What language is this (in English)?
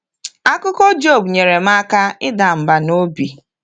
Igbo